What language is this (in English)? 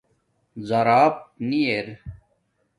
Domaaki